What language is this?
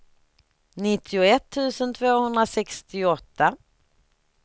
Swedish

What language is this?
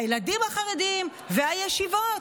Hebrew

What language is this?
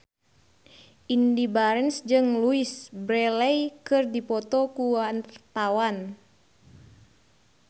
Sundanese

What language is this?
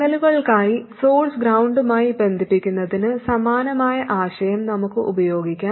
Malayalam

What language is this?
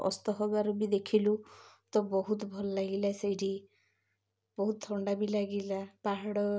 Odia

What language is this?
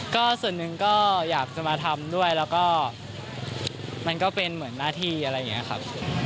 Thai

